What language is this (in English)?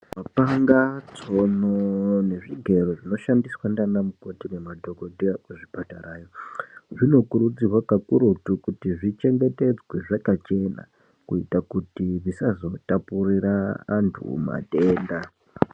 Ndau